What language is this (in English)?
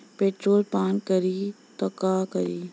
Bhojpuri